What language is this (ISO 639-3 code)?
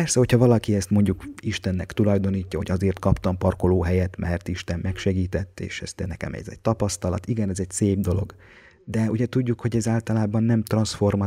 hun